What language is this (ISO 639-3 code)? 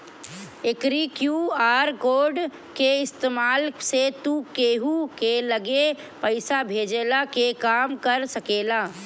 bho